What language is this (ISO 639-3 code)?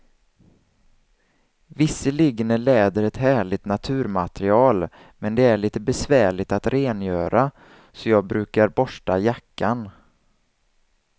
swe